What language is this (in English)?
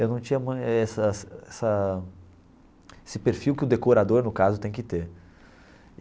Portuguese